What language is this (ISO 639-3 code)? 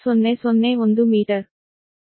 kan